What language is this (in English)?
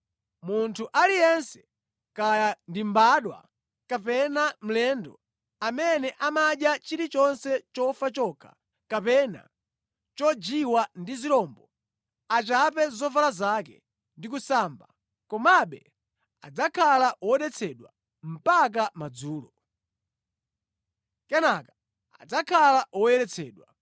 Nyanja